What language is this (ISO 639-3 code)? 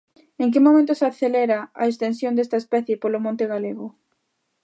glg